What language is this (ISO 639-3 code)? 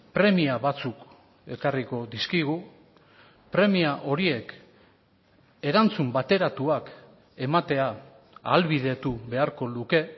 eus